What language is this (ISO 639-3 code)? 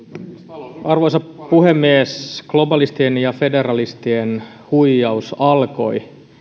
fin